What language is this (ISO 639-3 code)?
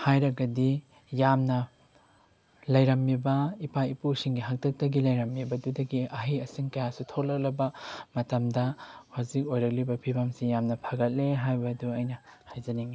mni